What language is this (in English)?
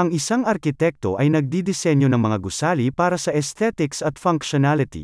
Filipino